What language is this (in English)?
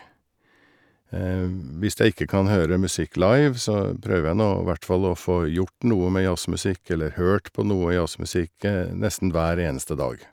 Norwegian